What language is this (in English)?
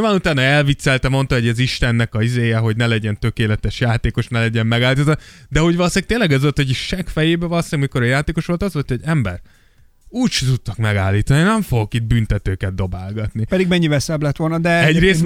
Hungarian